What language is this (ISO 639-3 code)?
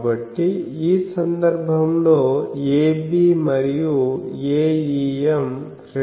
tel